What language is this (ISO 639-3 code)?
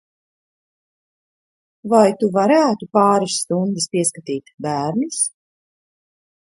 lav